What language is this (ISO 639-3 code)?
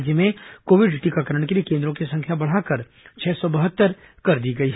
hin